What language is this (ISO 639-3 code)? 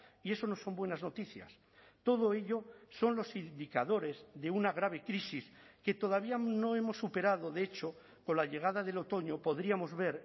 spa